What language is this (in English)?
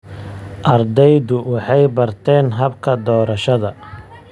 Somali